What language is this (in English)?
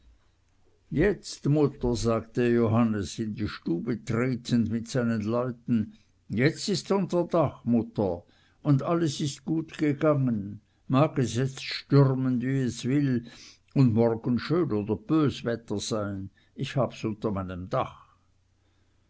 German